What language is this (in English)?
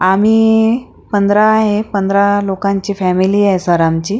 Marathi